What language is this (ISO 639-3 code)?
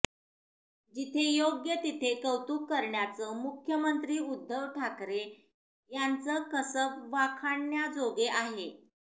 mar